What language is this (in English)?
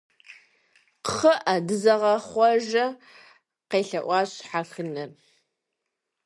Kabardian